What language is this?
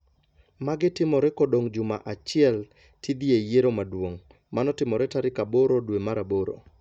Luo (Kenya and Tanzania)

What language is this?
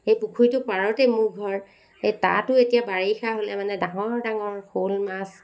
Assamese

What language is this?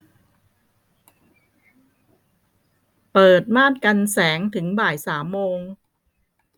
Thai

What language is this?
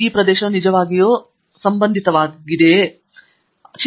Kannada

